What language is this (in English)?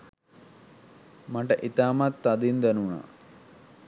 Sinhala